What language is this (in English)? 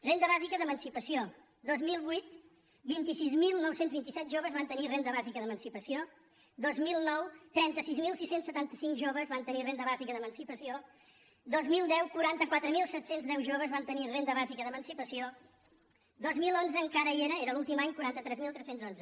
Catalan